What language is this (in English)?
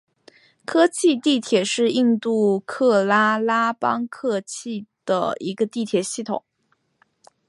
Chinese